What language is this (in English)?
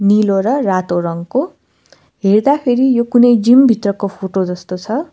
Nepali